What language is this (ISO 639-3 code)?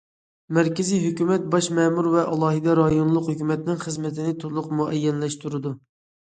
uig